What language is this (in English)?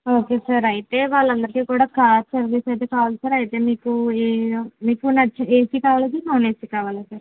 Telugu